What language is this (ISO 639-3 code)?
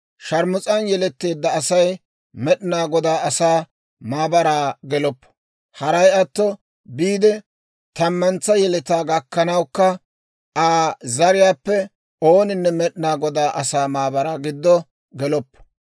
dwr